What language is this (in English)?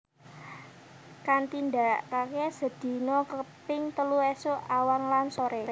Javanese